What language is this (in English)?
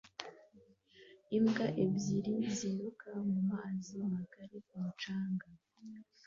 Kinyarwanda